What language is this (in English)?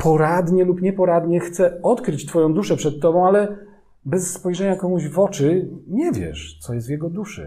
Polish